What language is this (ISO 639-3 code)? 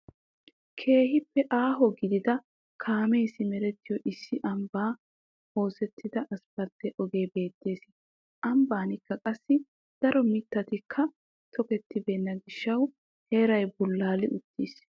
wal